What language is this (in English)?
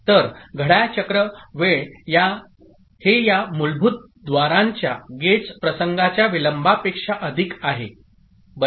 Marathi